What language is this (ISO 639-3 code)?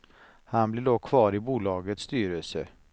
swe